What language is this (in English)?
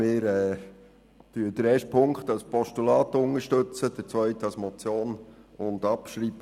Swiss German